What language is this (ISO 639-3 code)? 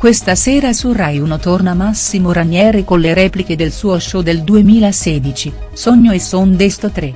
ita